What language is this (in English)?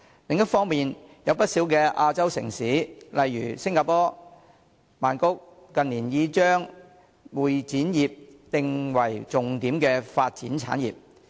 Cantonese